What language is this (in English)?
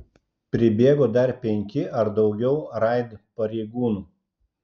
Lithuanian